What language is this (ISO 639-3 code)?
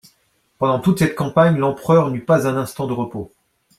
fra